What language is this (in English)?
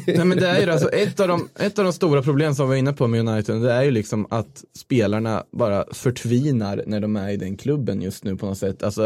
Swedish